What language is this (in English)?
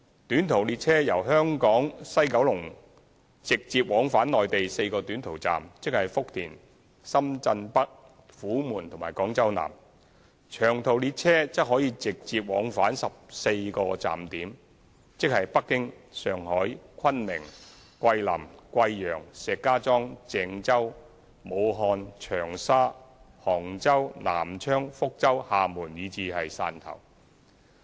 Cantonese